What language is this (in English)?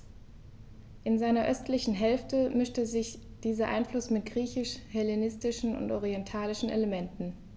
German